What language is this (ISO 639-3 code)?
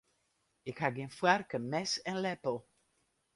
fry